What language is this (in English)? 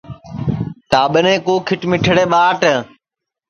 Sansi